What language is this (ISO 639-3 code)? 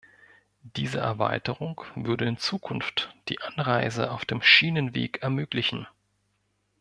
deu